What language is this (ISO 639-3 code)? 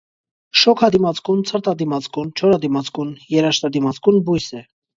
hye